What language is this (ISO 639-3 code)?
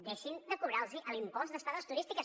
cat